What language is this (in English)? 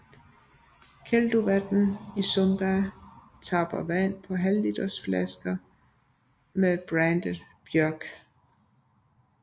Danish